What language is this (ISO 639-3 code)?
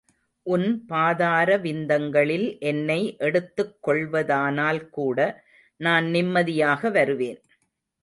tam